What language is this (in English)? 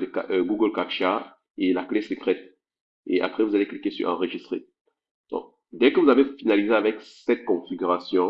French